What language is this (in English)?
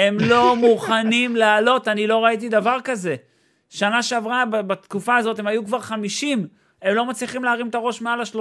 Hebrew